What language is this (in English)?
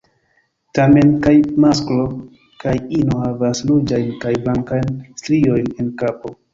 Esperanto